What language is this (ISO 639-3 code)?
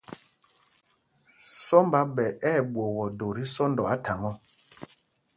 mgg